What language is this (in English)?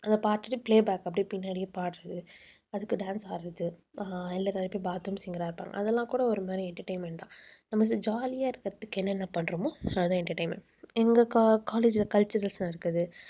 Tamil